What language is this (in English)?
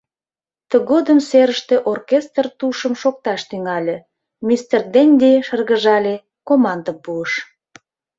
Mari